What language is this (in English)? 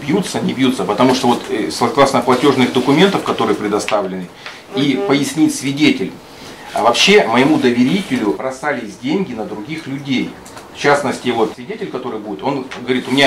Russian